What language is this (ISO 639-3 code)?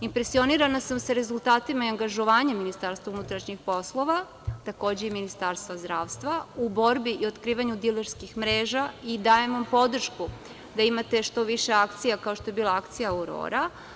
srp